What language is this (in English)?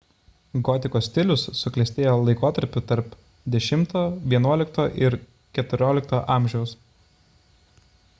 Lithuanian